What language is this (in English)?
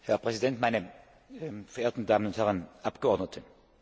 German